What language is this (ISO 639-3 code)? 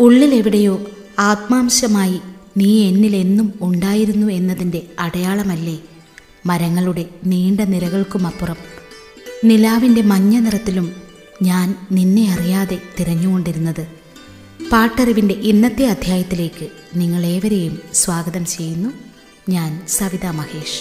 mal